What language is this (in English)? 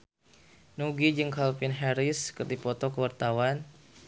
Sundanese